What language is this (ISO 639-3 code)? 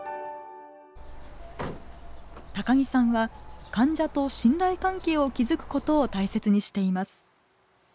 jpn